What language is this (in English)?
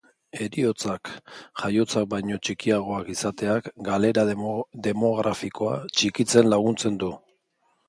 Basque